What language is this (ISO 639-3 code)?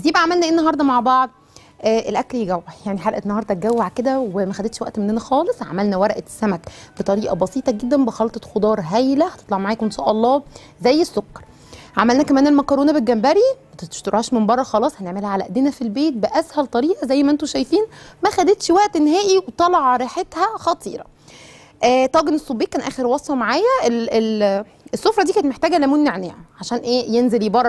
ara